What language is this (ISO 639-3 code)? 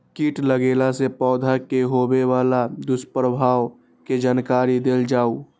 mai